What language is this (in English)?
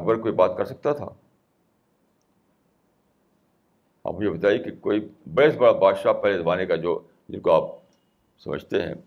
Urdu